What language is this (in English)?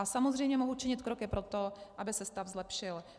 Czech